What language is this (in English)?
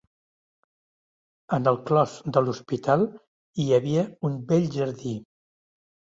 Catalan